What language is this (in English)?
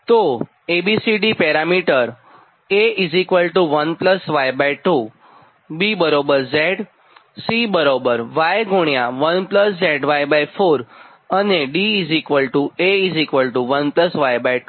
Gujarati